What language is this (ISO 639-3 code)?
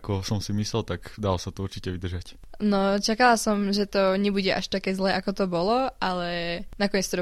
slk